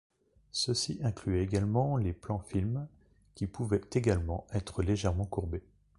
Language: French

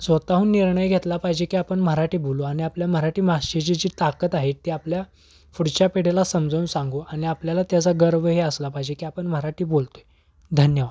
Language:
Marathi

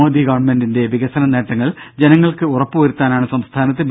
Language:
Malayalam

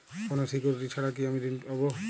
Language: Bangla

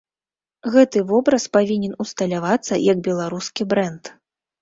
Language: Belarusian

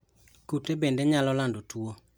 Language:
Luo (Kenya and Tanzania)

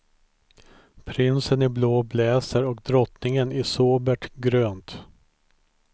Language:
Swedish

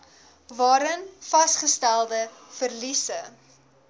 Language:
Afrikaans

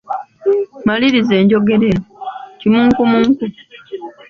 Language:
Ganda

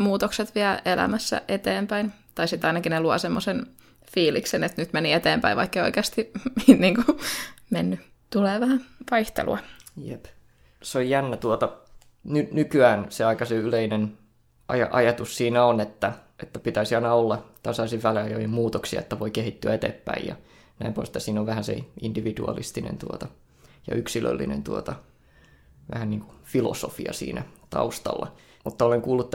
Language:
Finnish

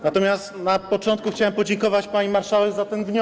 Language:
Polish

